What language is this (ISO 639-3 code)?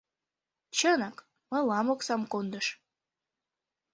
chm